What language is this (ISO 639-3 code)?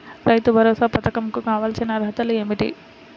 tel